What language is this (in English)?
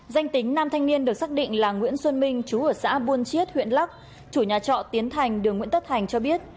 Vietnamese